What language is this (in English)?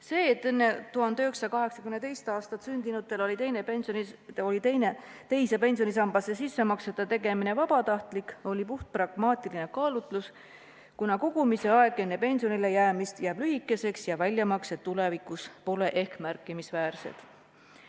Estonian